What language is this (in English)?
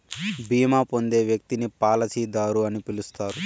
Telugu